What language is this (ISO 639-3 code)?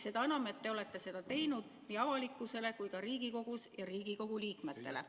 est